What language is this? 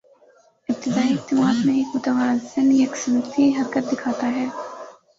Urdu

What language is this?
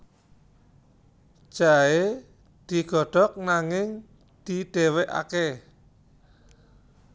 Javanese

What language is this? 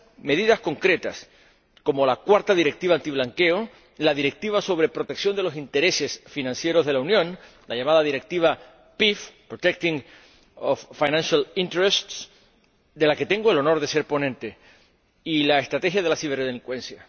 Spanish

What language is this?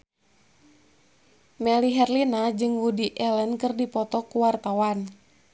Sundanese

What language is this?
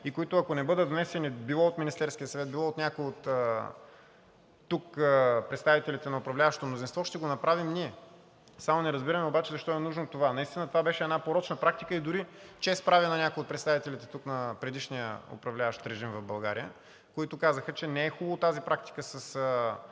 Bulgarian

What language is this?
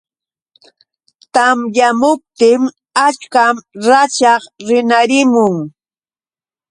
Yauyos Quechua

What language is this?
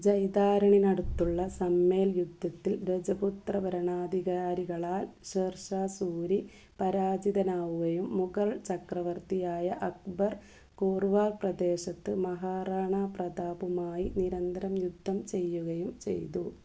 Malayalam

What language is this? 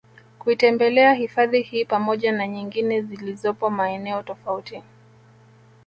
Swahili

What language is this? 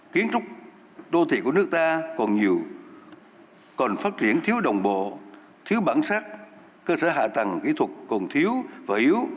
Vietnamese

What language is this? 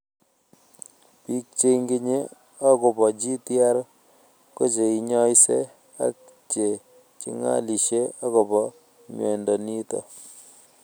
Kalenjin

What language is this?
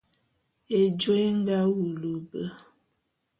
Bulu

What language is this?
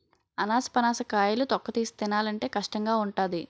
Telugu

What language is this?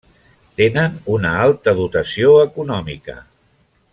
Catalan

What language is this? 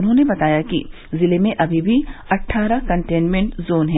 Hindi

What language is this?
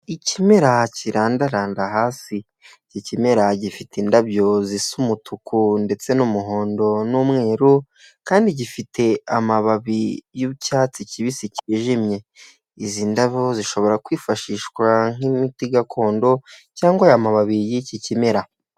Kinyarwanda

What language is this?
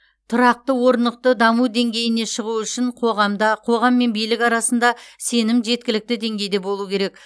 Kazakh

